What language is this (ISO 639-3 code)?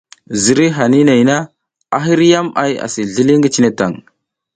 giz